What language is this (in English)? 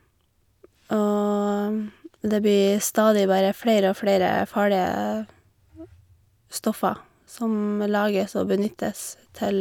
Norwegian